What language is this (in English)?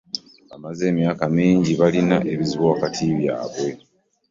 Ganda